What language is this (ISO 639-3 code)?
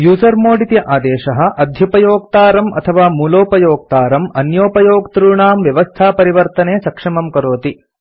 san